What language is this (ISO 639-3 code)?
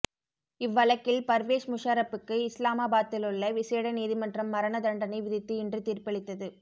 tam